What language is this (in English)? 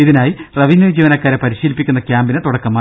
Malayalam